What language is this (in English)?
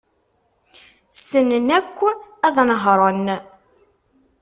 Kabyle